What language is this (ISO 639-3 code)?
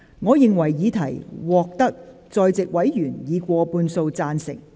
yue